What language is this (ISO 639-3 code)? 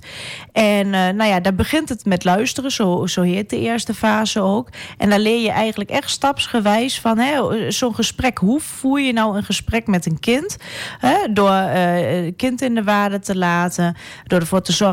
nld